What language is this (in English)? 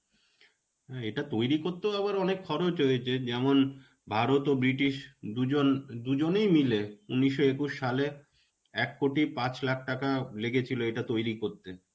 Bangla